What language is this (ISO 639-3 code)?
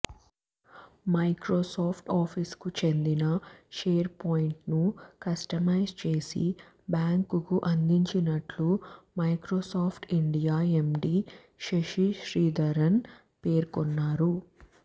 tel